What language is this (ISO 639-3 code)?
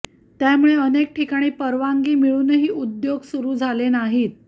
mar